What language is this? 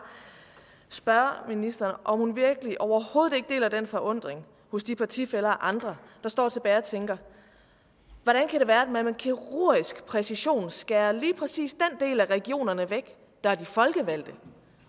Danish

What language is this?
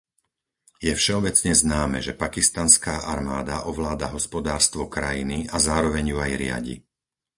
Slovak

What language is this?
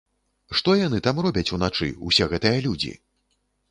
Belarusian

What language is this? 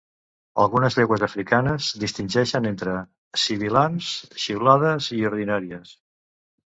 Catalan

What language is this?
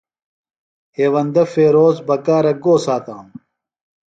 Phalura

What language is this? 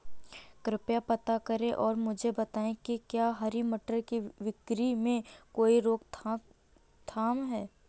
Hindi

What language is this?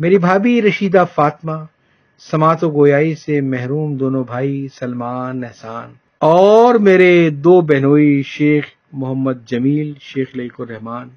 Urdu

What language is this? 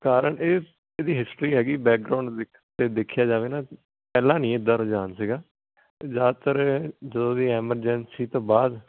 Punjabi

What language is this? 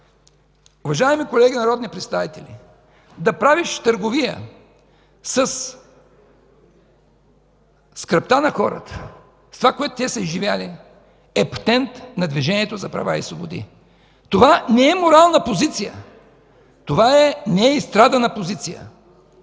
Bulgarian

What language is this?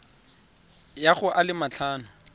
Tswana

